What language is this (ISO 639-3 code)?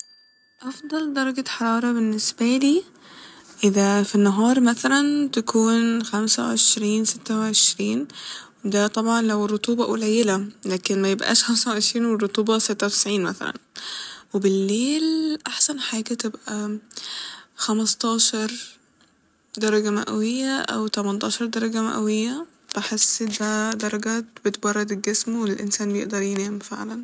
arz